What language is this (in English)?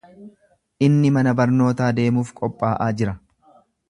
Oromo